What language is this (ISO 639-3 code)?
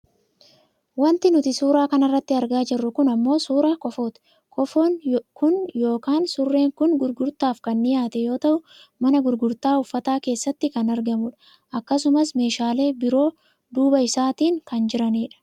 orm